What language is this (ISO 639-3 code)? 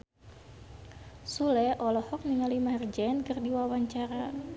sun